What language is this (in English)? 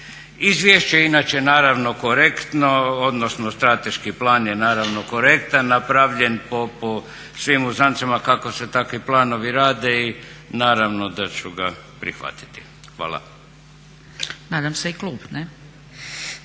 Croatian